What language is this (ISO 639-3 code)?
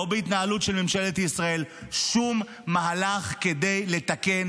heb